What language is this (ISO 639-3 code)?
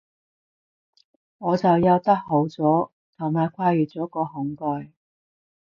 yue